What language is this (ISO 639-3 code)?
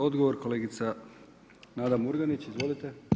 hrv